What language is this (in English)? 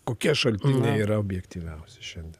Lithuanian